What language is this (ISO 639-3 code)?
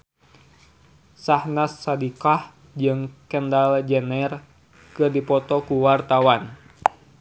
sun